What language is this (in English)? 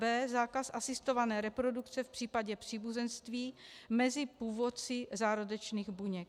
Czech